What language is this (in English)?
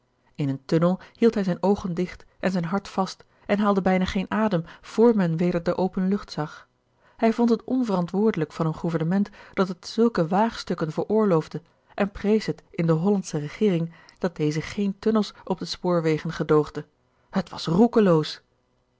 Dutch